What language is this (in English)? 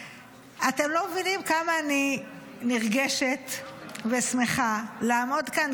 Hebrew